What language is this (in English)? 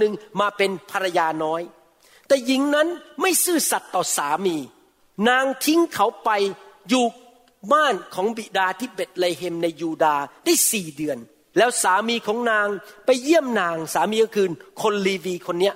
Thai